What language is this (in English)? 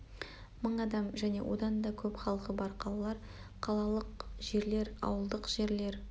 Kazakh